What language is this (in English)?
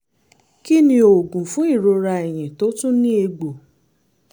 Yoruba